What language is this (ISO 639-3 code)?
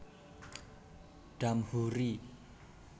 jav